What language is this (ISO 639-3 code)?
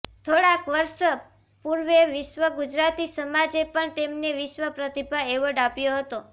guj